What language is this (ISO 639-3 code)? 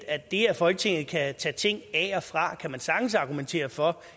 dan